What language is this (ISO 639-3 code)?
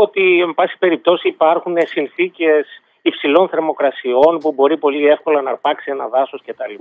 ell